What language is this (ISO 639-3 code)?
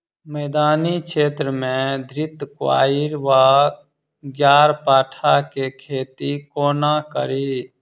mai